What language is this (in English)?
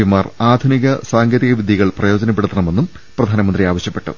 Malayalam